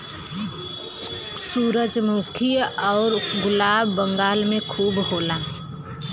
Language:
Bhojpuri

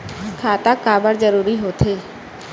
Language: Chhattisgarhi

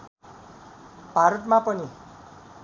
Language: Nepali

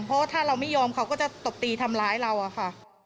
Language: Thai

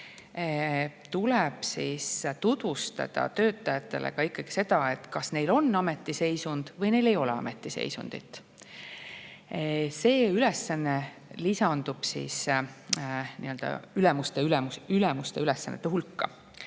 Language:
Estonian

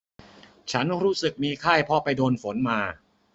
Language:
Thai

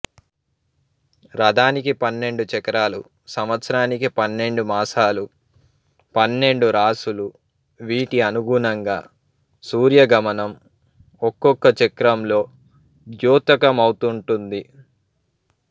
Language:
Telugu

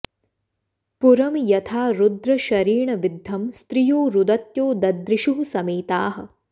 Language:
Sanskrit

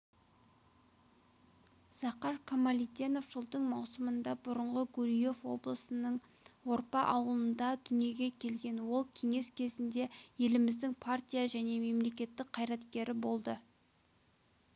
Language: Kazakh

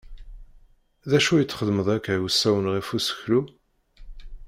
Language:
Kabyle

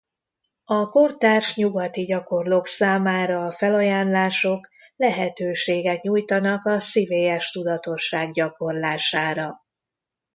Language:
Hungarian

